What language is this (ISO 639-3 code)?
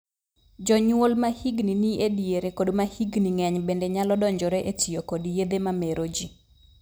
luo